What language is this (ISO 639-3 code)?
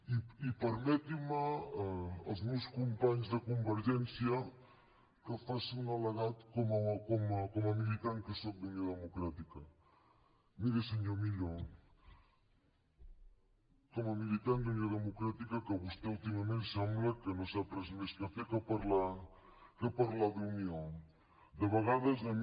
cat